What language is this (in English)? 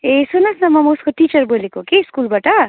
Nepali